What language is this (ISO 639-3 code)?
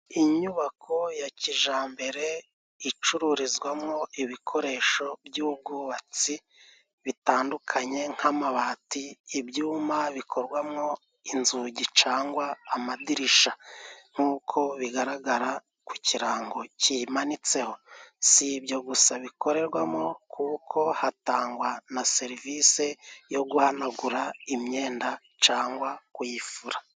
kin